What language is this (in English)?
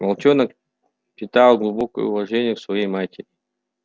Russian